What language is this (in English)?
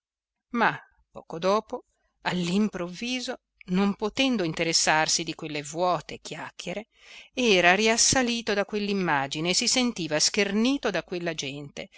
Italian